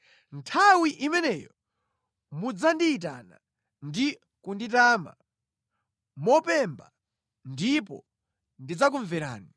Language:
Nyanja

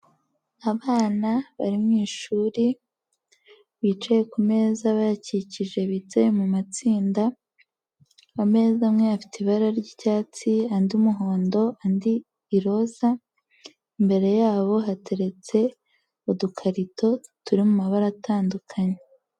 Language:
Kinyarwanda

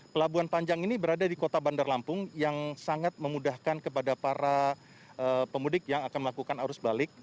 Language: Indonesian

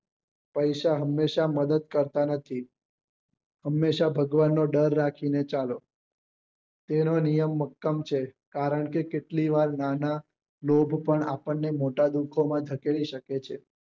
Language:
Gujarati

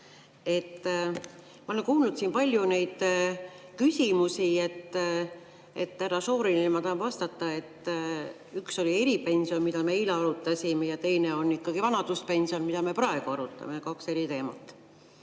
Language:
Estonian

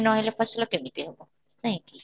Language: Odia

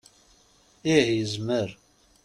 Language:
Kabyle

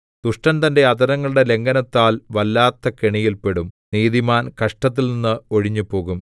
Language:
Malayalam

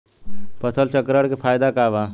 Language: Bhojpuri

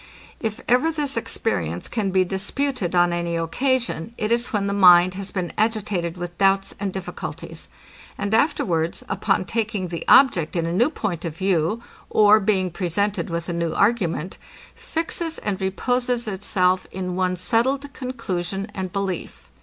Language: English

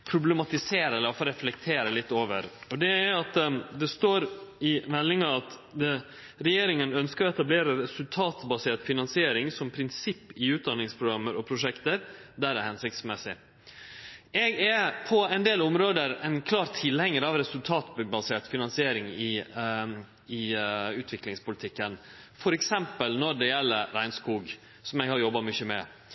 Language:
Norwegian Nynorsk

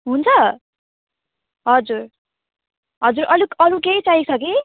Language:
Nepali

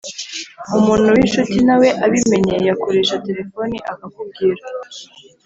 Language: Kinyarwanda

